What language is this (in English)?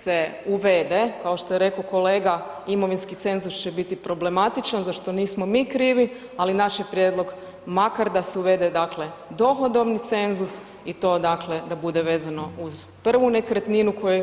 Croatian